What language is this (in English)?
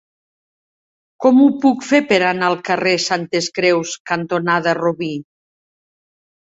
Catalan